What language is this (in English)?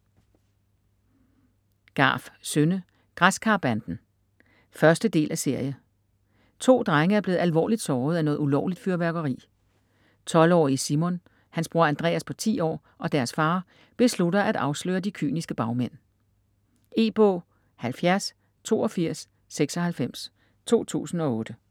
Danish